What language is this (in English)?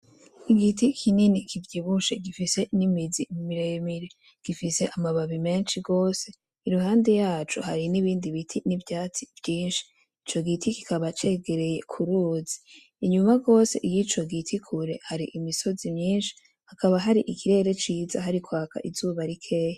Rundi